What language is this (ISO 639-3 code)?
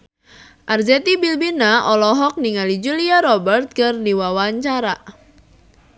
sun